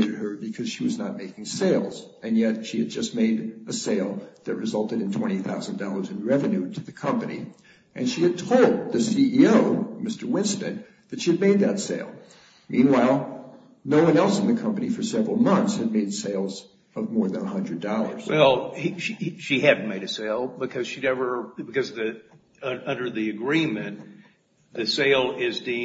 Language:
English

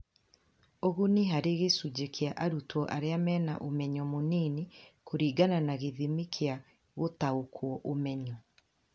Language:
Kikuyu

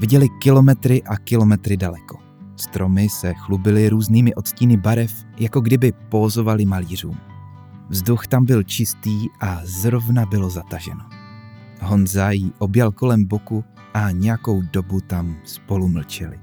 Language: Czech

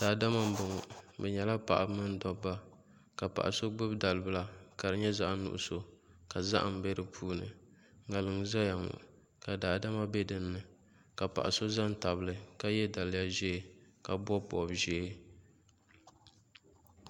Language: Dagbani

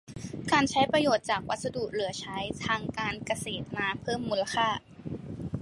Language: Thai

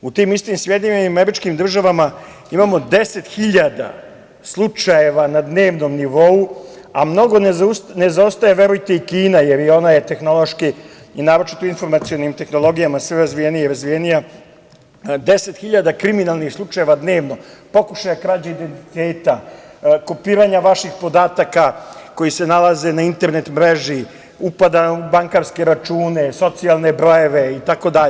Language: Serbian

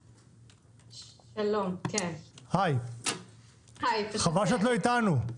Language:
Hebrew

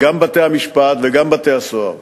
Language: Hebrew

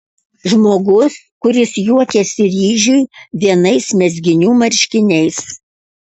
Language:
Lithuanian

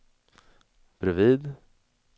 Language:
Swedish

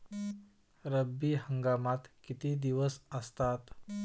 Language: Marathi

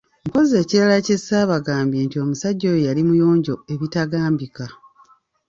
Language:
Ganda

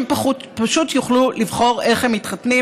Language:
Hebrew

